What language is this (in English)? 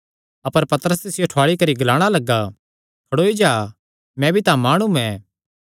Kangri